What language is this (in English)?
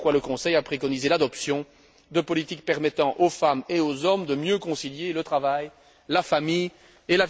French